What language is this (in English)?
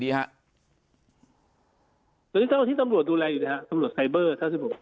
Thai